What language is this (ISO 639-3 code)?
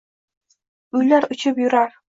uzb